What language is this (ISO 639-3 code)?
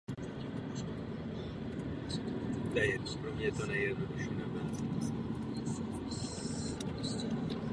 ces